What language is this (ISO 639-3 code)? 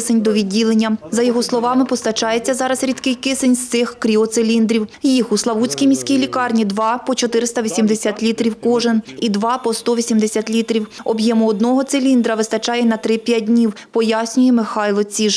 ukr